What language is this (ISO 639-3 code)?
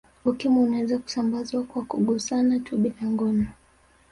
swa